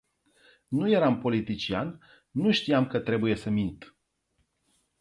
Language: Romanian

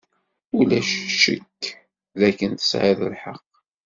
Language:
Kabyle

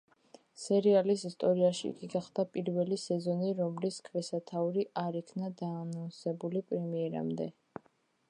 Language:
Georgian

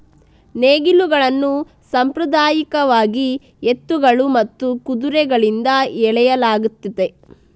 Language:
Kannada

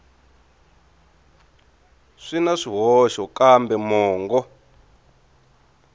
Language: Tsonga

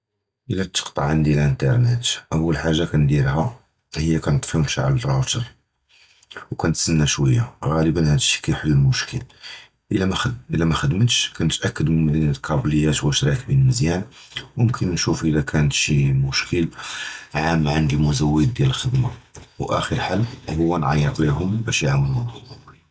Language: Judeo-Arabic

